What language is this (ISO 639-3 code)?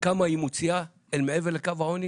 heb